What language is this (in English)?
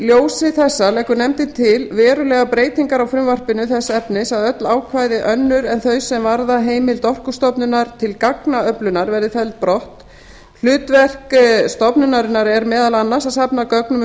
Icelandic